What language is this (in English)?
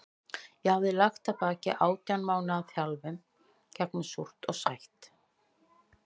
Icelandic